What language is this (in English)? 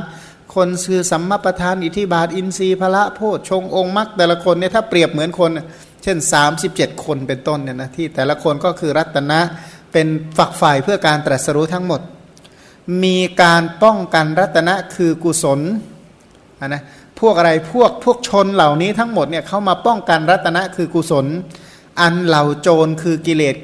Thai